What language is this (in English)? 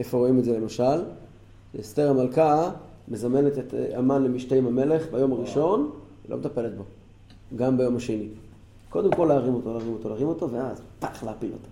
Hebrew